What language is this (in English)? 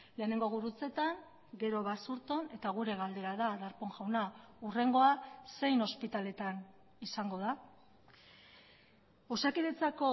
Basque